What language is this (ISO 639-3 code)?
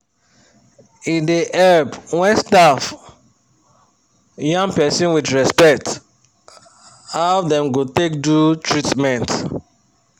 pcm